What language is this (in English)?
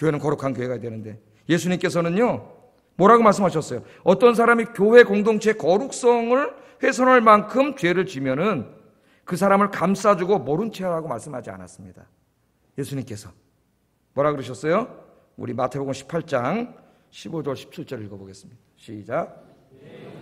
Korean